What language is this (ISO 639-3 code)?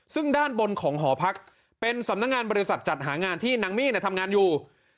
tha